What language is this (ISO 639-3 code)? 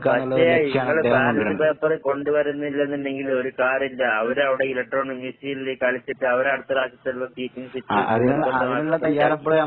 mal